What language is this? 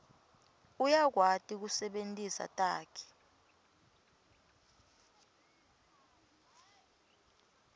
Swati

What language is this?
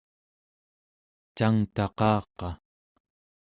Central Yupik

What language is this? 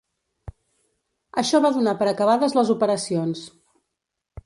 Catalan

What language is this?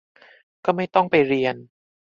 Thai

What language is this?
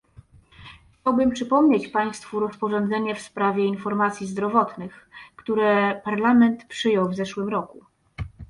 Polish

